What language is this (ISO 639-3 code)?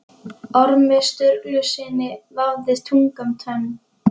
isl